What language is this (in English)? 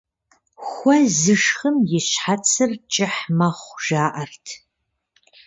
Kabardian